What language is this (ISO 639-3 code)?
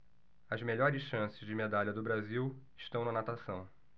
por